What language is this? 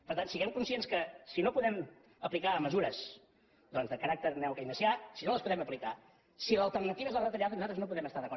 Catalan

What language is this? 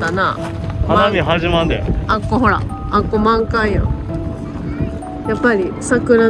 Japanese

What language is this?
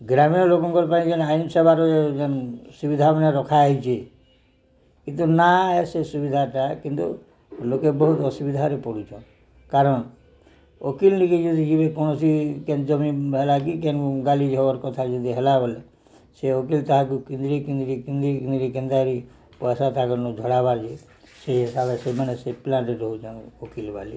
Odia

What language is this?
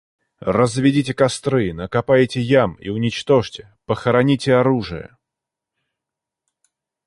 Russian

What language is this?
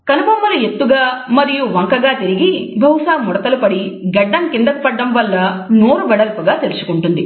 Telugu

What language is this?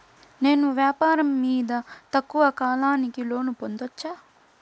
Telugu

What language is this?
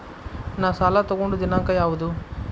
Kannada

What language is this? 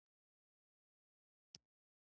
Pashto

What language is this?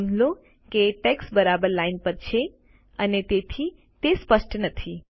Gujarati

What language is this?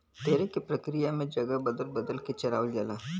Bhojpuri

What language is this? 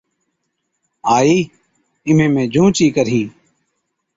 Od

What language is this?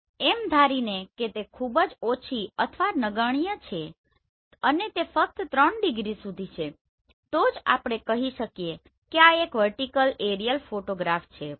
Gujarati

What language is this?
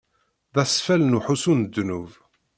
Kabyle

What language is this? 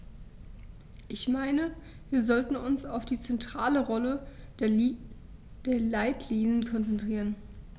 German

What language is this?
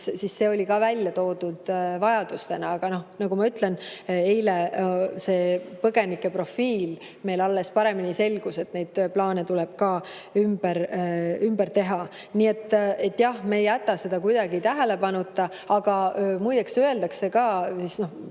Estonian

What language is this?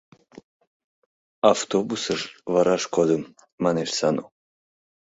Mari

